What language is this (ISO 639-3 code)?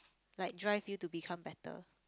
eng